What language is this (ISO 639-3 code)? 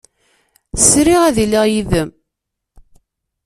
kab